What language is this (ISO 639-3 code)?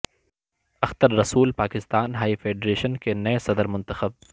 urd